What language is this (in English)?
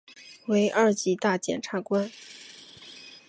Chinese